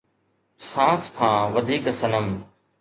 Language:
Sindhi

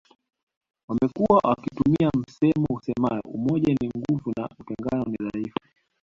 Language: Swahili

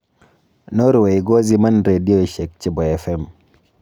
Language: Kalenjin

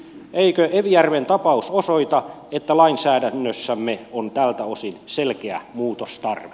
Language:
Finnish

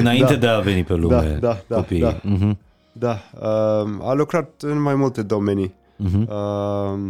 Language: Romanian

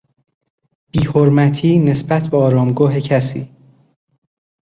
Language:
Persian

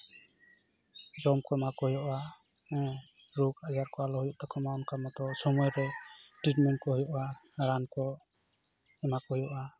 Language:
Santali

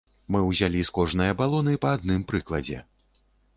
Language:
Belarusian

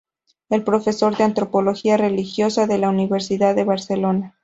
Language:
Spanish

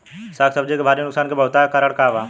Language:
Bhojpuri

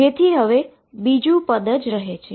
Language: Gujarati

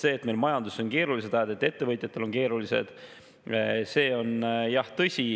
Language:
Estonian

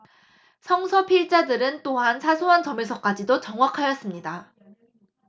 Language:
Korean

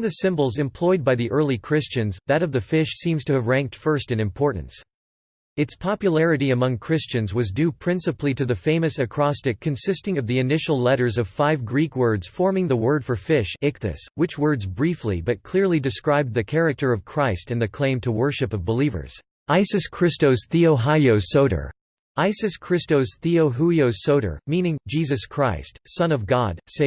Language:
English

